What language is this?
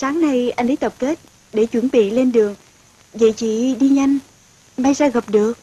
Vietnamese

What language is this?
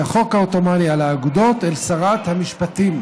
Hebrew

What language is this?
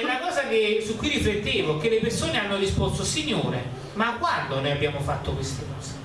Italian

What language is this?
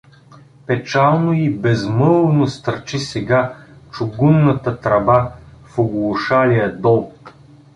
Bulgarian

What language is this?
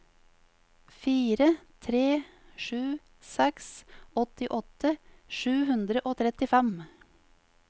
Norwegian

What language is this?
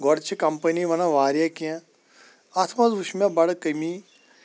Kashmiri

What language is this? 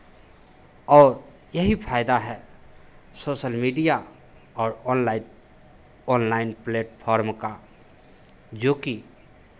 Hindi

